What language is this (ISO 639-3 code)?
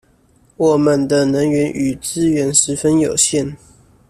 zho